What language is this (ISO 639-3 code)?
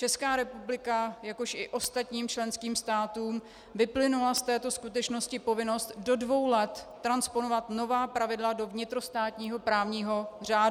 ces